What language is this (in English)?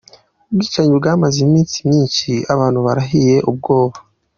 Kinyarwanda